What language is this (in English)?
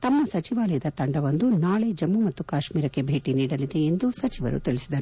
Kannada